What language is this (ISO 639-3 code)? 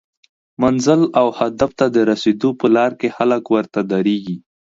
pus